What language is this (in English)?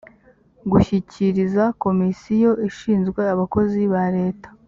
Kinyarwanda